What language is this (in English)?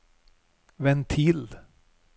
Norwegian